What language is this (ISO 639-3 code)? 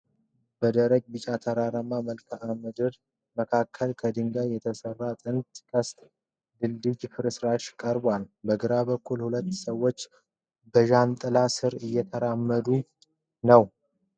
amh